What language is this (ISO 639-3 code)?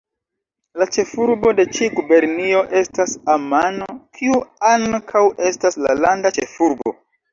epo